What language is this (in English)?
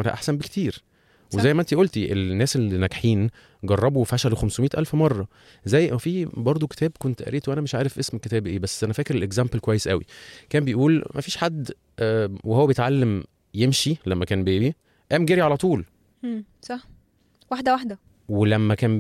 Arabic